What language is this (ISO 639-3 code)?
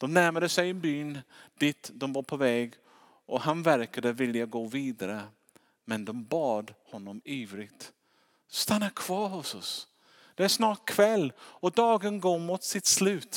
swe